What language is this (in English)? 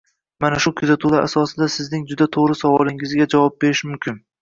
Uzbek